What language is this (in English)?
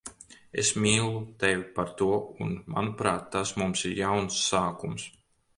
Latvian